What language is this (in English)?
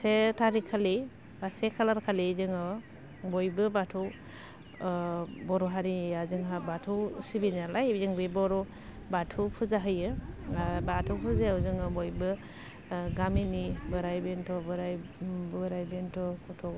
Bodo